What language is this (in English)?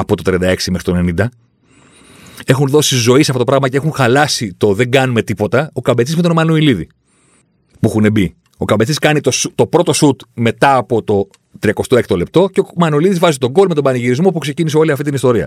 Greek